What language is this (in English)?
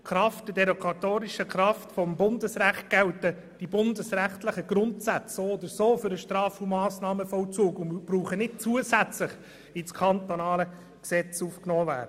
Swiss German